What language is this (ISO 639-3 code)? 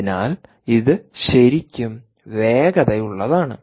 mal